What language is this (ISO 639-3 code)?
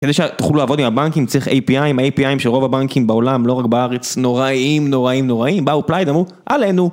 heb